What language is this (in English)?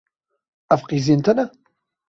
Kurdish